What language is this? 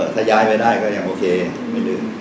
Thai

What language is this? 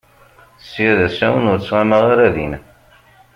Kabyle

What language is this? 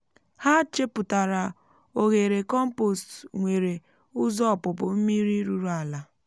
Igbo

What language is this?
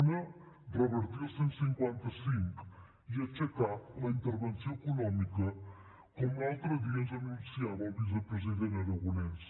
Catalan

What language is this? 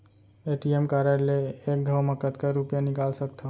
Chhattisgarhi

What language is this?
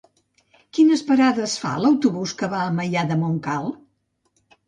Catalan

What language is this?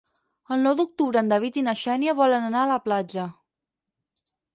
Catalan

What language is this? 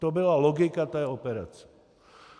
Czech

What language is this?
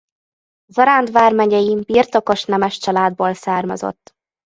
Hungarian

